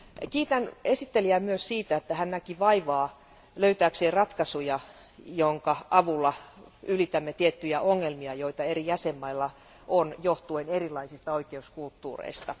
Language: Finnish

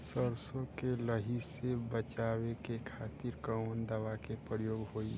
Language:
Bhojpuri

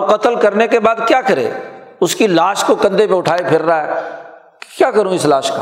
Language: Urdu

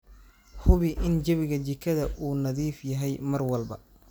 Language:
Somali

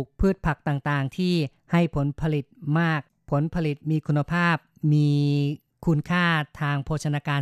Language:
Thai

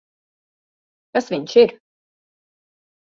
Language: Latvian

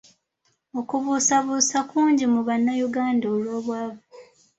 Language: Ganda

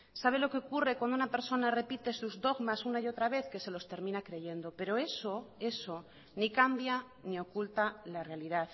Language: Spanish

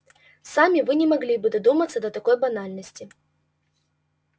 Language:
Russian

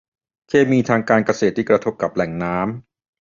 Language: Thai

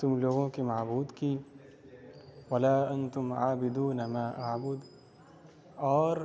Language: Urdu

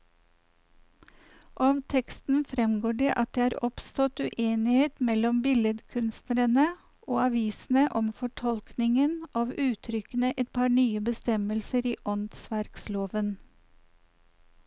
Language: Norwegian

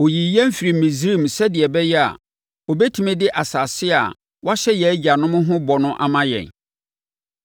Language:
Akan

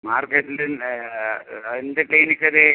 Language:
Malayalam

